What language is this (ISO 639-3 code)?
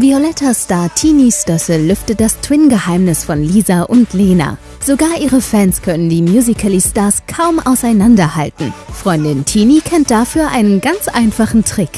deu